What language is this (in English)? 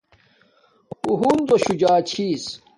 Domaaki